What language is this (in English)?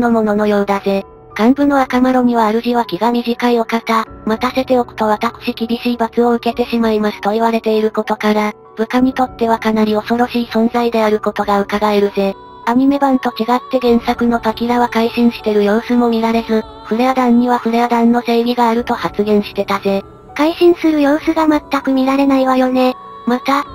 Japanese